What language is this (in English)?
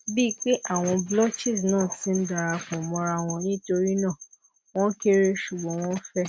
Yoruba